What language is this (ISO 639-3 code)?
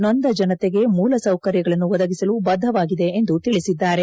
kan